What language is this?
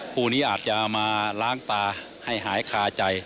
Thai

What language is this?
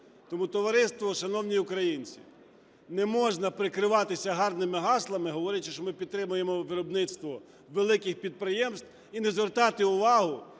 Ukrainian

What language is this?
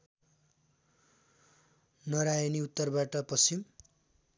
Nepali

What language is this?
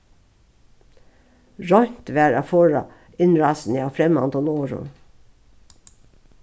Faroese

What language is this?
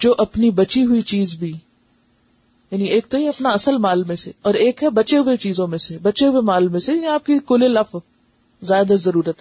Urdu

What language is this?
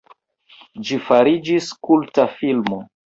Esperanto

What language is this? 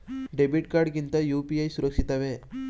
Kannada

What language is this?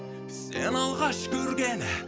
Kazakh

